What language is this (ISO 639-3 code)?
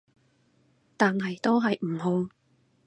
yue